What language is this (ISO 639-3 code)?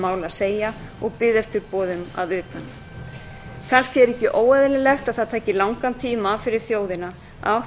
isl